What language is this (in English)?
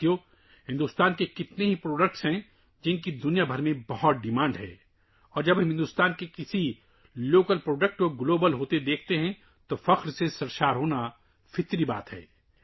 Urdu